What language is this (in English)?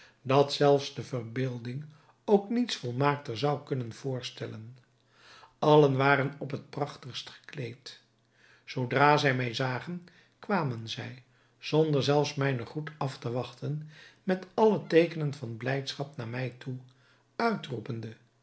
Dutch